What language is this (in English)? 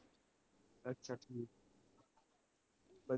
Punjabi